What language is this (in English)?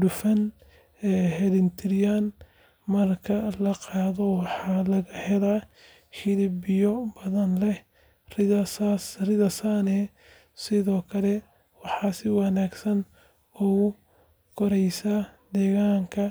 Somali